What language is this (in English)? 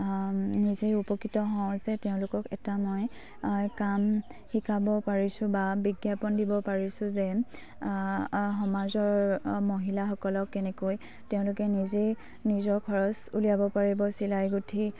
Assamese